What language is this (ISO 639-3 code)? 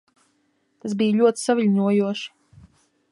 lav